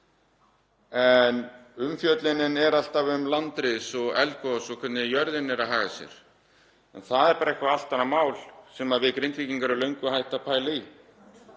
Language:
Icelandic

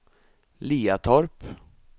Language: Swedish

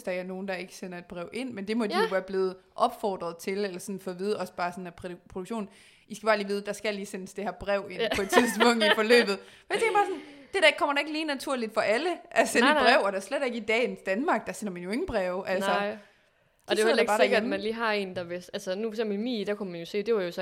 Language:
Danish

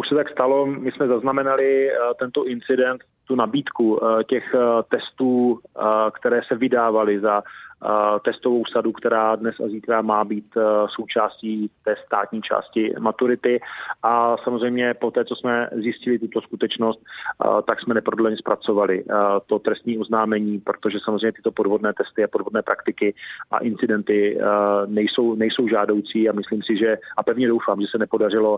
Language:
Czech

